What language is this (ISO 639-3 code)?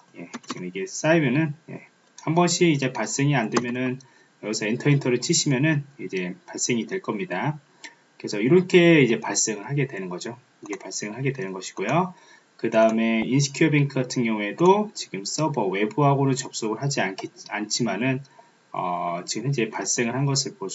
kor